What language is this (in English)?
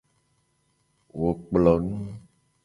Gen